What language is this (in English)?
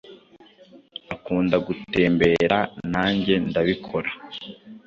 Kinyarwanda